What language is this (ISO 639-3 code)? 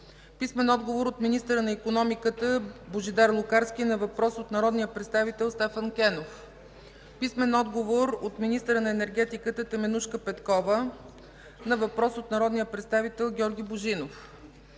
bul